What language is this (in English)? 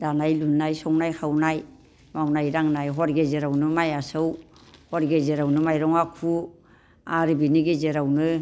Bodo